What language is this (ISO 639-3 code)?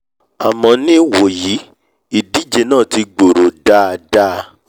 yor